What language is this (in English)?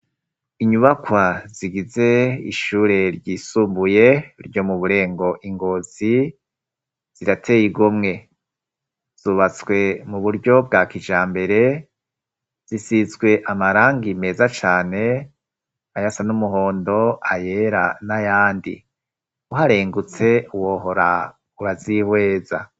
Rundi